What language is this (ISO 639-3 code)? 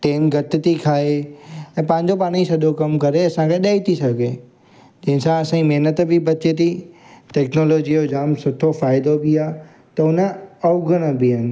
snd